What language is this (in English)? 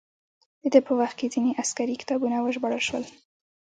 Pashto